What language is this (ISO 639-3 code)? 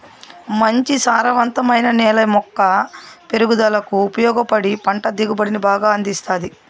tel